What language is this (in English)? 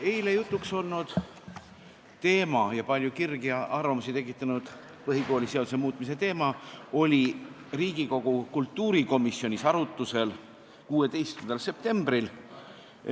Estonian